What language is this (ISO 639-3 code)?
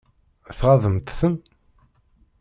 kab